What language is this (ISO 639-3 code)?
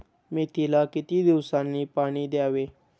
mar